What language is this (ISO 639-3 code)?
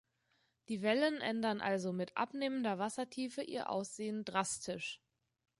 deu